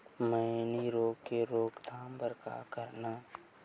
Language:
Chhattisgarhi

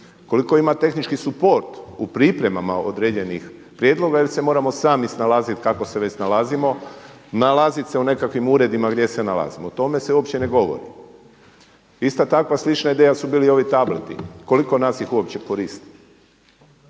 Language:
Croatian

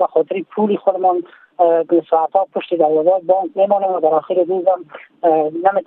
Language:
Persian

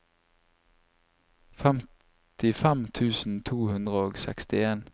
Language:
Norwegian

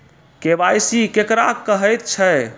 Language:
Maithili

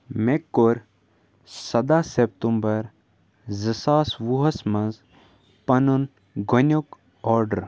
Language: Kashmiri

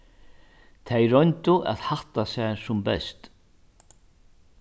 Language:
Faroese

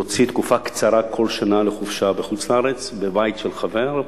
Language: Hebrew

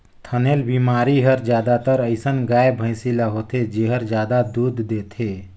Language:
Chhattisgarhi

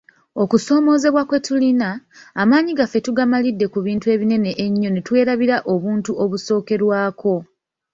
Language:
Ganda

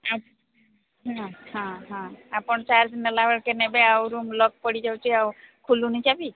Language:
Odia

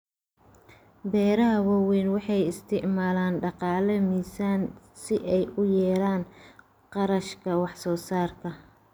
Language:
Somali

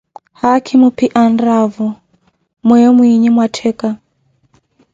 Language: Koti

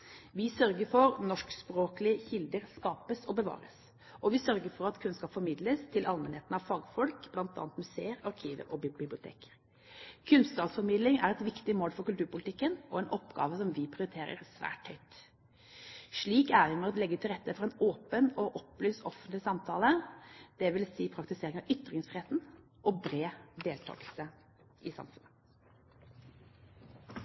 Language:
Norwegian Bokmål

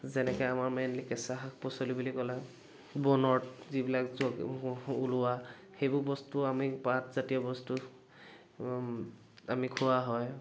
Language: Assamese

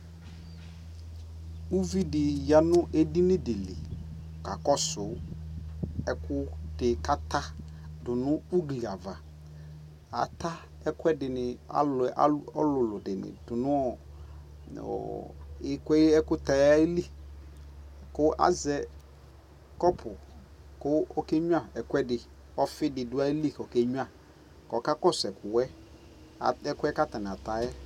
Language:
Ikposo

